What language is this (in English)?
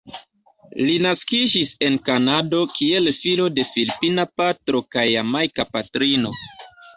Esperanto